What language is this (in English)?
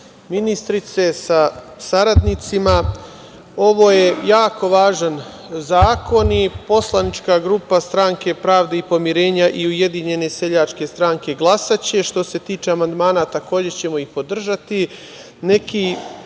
Serbian